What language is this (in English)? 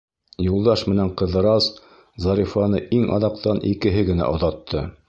Bashkir